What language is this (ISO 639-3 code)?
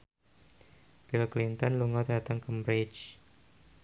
jav